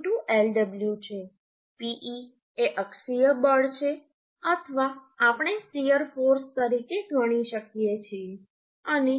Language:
Gujarati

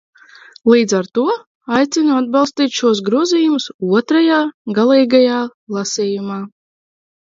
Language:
Latvian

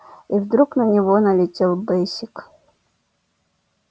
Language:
Russian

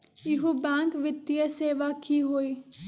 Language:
Magahi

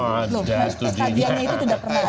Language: Indonesian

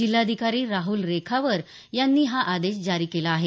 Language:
Marathi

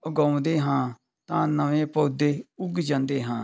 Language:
Punjabi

